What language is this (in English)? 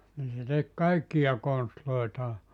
Finnish